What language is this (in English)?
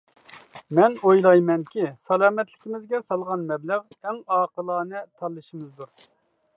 Uyghur